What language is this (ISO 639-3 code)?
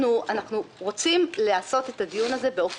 heb